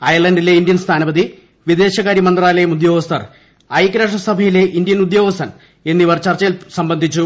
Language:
Malayalam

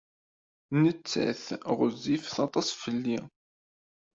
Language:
Kabyle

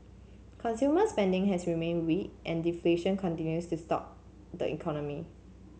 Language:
English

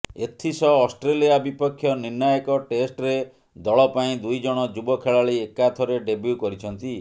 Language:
Odia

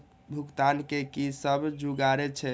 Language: Maithili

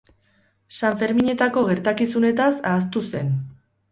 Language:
Basque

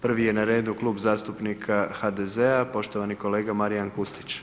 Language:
Croatian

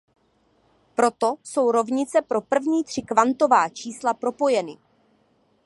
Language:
Czech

